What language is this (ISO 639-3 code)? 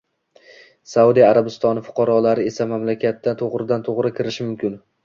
uzb